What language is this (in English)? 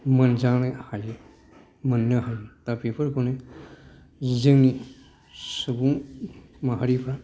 Bodo